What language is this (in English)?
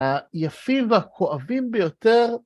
Hebrew